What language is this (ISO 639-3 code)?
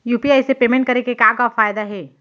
hne